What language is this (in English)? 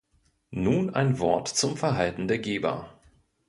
German